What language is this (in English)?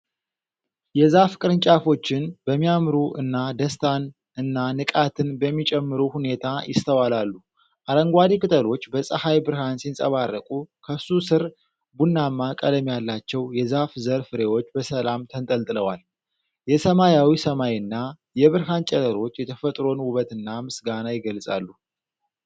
Amharic